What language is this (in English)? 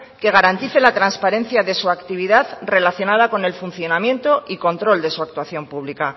Spanish